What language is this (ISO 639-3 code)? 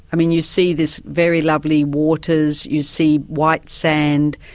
eng